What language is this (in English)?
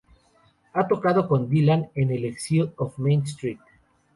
Spanish